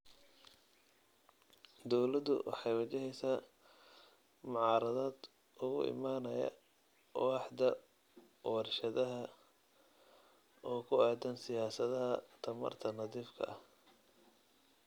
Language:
Somali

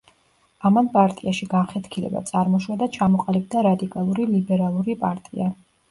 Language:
Georgian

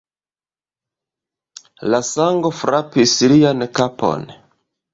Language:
Esperanto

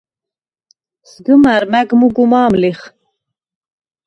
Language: Svan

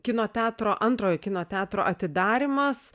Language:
Lithuanian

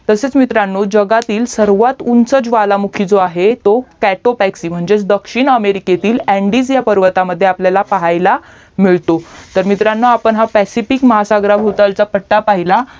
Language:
Marathi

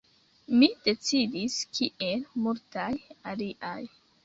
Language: Esperanto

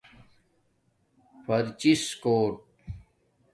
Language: Domaaki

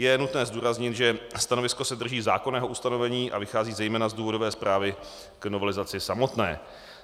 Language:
Czech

